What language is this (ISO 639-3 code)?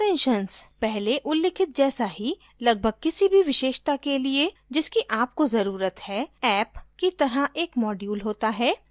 hin